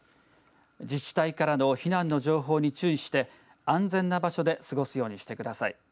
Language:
Japanese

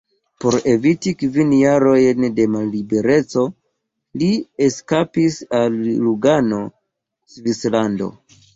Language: Esperanto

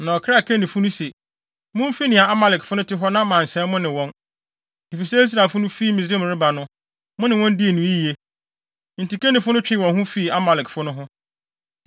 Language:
Akan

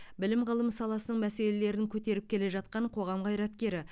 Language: Kazakh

